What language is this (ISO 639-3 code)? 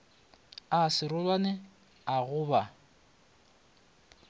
nso